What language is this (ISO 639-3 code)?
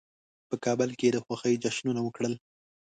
pus